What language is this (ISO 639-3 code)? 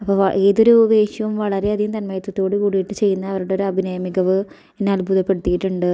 mal